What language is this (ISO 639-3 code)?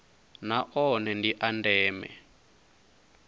ven